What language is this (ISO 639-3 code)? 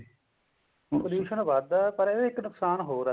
pan